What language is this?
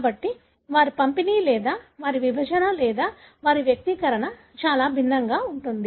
Telugu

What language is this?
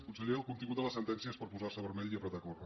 Catalan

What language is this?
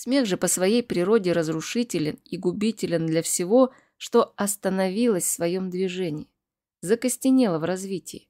Russian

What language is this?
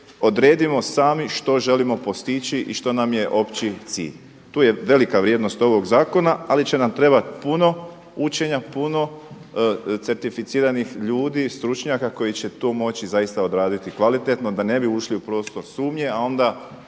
Croatian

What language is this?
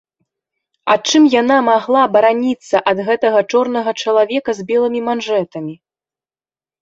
Belarusian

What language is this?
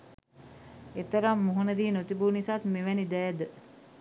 Sinhala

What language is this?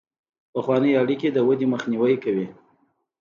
Pashto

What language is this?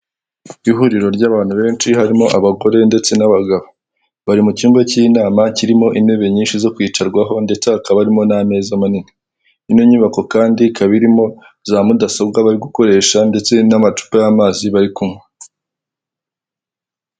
Kinyarwanda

